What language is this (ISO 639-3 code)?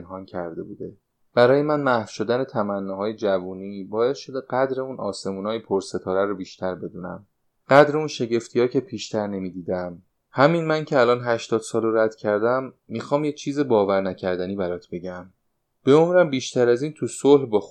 fas